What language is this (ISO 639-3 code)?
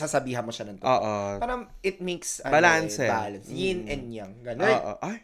fil